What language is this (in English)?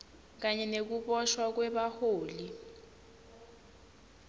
Swati